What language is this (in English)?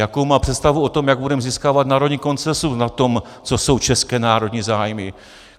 Czech